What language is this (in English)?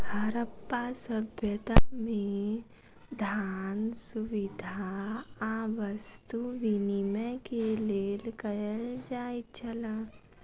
Maithili